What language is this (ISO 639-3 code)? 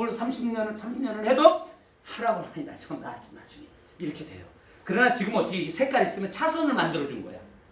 kor